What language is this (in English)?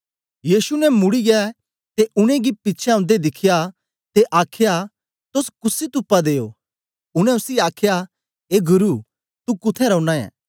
Dogri